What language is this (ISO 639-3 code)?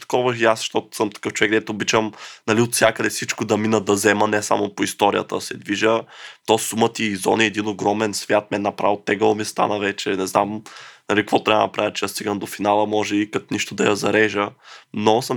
bul